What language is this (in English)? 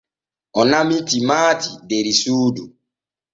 Borgu Fulfulde